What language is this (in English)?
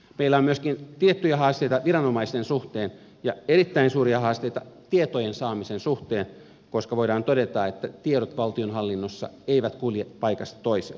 Finnish